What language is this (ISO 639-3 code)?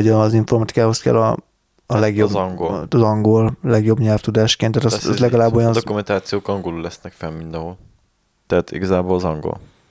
hun